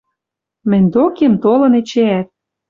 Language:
Western Mari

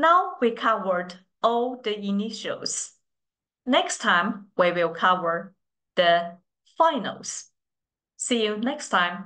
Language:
English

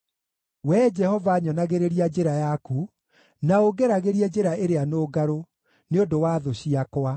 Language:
Kikuyu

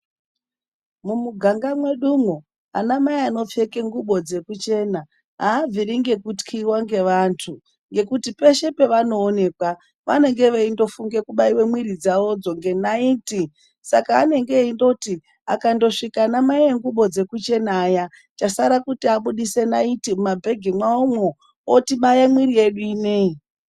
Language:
Ndau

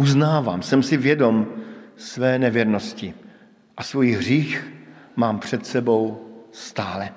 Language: Czech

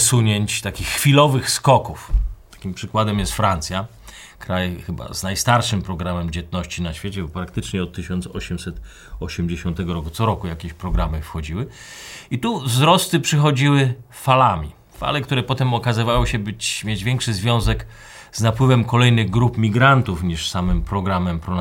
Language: Polish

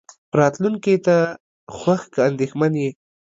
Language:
Pashto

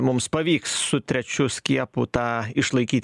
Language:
Lithuanian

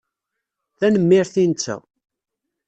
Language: Kabyle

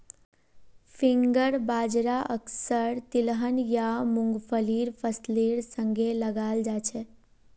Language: Magahi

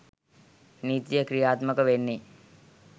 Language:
Sinhala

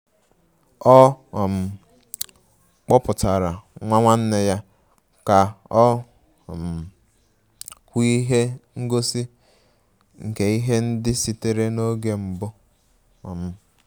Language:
Igbo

